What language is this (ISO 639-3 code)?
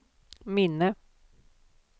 swe